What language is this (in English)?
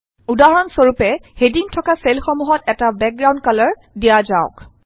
Assamese